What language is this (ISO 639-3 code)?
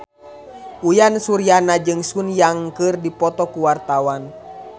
sun